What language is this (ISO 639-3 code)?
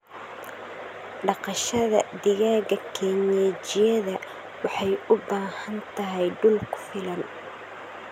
som